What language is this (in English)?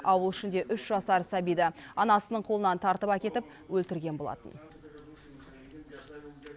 Kazakh